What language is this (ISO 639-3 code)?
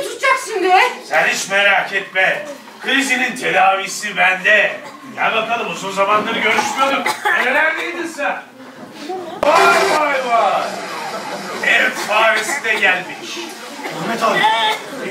tur